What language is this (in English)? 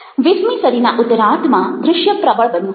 Gujarati